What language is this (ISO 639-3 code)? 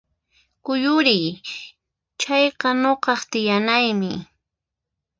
qxp